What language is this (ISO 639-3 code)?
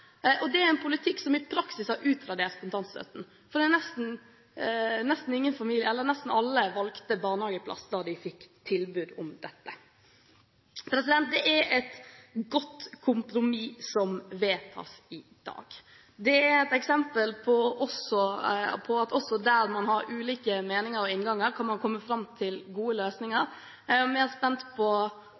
nob